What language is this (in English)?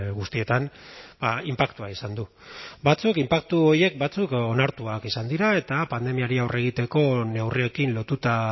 Basque